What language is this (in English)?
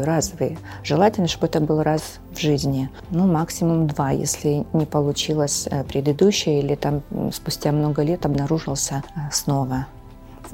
Russian